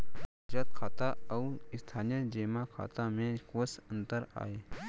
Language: Chhattisgarhi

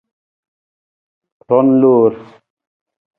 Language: Nawdm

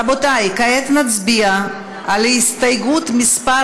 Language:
Hebrew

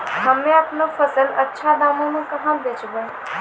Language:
Maithili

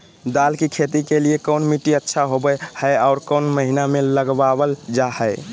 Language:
Magahi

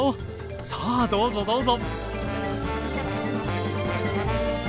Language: Japanese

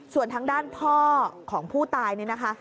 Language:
Thai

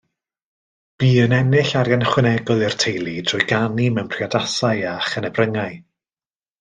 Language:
Welsh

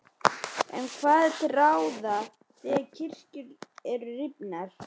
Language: Icelandic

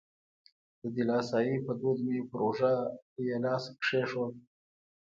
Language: Pashto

